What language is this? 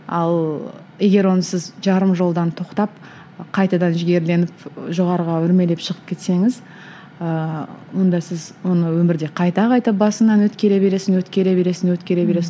Kazakh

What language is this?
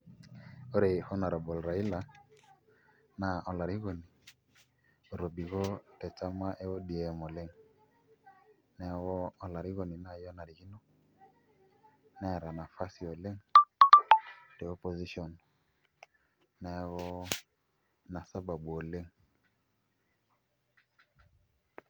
Masai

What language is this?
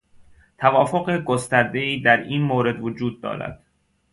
Persian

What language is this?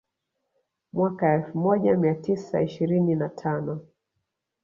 Swahili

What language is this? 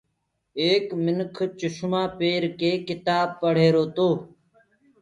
Gurgula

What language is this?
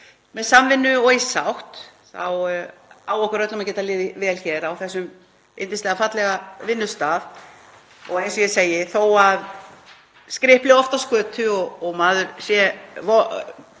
Icelandic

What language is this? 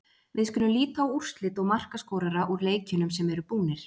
Icelandic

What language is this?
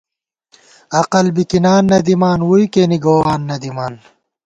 Gawar-Bati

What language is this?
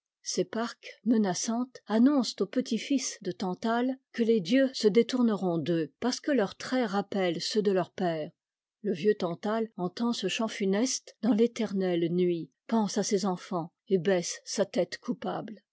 French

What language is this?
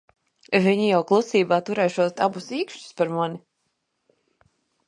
Latvian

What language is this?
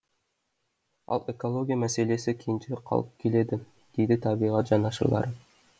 Kazakh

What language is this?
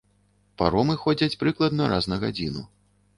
Belarusian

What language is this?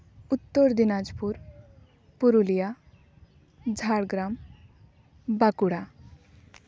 Santali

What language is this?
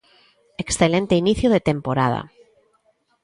Galician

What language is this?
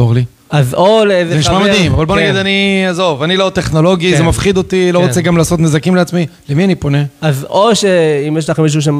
Hebrew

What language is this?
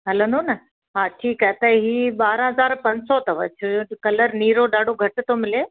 Sindhi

